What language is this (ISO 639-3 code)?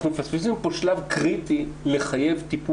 heb